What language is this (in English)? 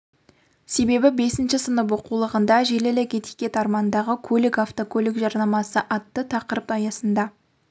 Kazakh